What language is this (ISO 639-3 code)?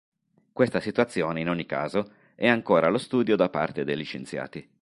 ita